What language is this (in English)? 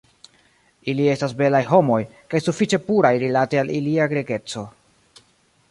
Esperanto